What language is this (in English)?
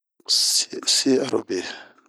Bomu